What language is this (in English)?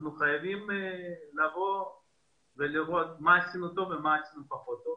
Hebrew